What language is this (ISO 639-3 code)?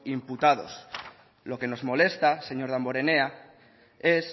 spa